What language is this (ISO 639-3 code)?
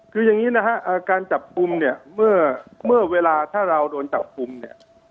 tha